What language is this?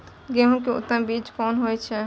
Maithili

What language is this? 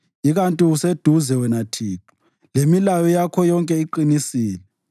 North Ndebele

